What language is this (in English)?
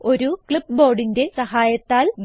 Malayalam